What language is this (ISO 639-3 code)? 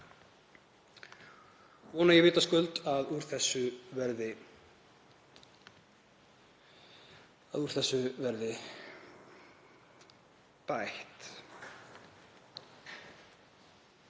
isl